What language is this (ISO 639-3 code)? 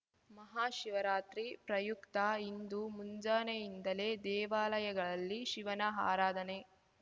kan